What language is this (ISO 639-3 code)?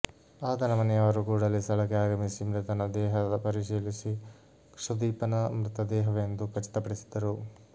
kan